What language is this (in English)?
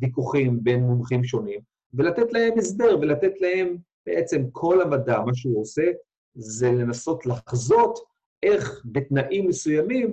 Hebrew